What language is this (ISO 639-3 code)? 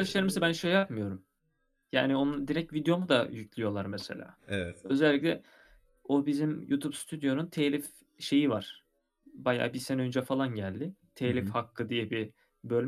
tur